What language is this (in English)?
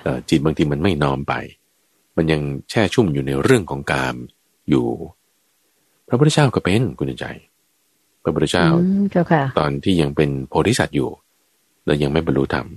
Thai